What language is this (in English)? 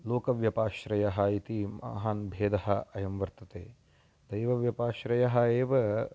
Sanskrit